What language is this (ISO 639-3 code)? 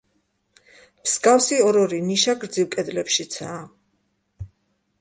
kat